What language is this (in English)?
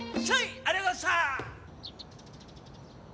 Japanese